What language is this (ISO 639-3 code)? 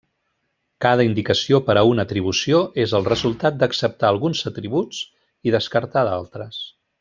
cat